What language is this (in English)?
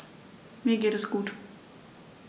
German